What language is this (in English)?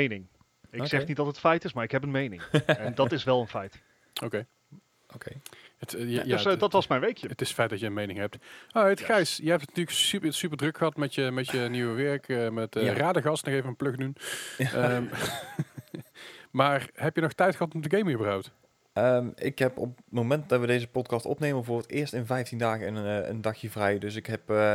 Dutch